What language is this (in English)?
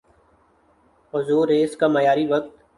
Urdu